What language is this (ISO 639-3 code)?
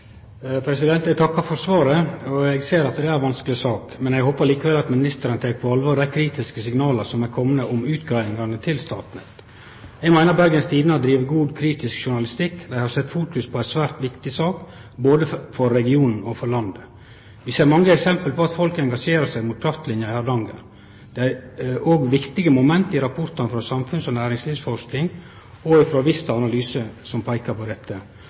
nor